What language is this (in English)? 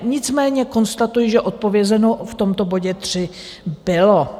Czech